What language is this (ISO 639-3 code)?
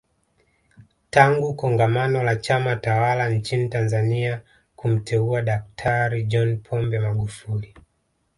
swa